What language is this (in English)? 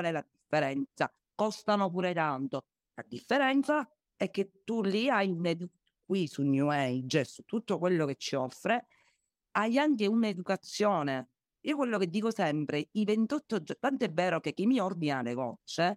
Italian